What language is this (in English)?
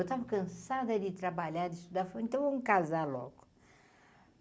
Portuguese